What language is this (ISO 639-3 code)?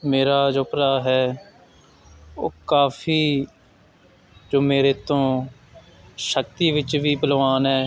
pan